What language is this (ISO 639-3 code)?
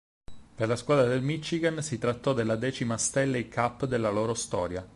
ita